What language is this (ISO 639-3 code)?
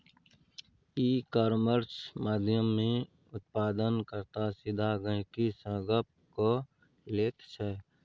mai